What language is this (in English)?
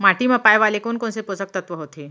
Chhattisgarhi